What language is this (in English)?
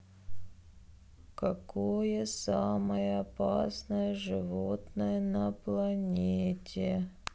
Russian